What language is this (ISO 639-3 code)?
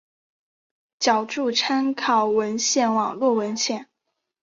zho